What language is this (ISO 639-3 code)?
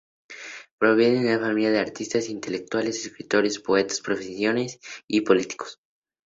spa